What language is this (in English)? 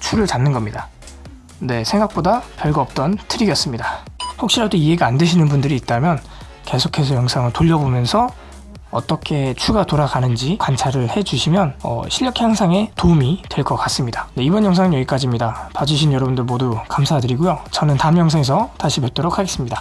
Korean